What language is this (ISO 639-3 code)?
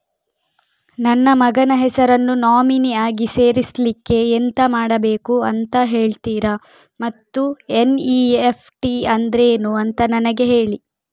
kan